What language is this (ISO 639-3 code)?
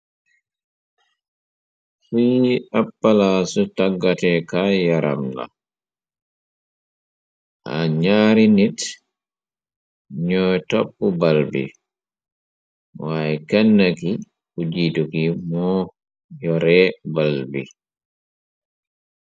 wol